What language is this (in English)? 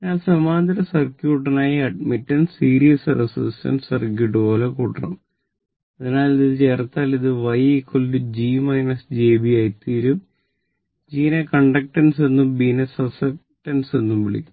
Malayalam